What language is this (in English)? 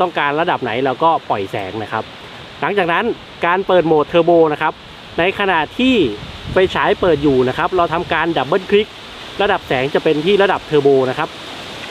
Thai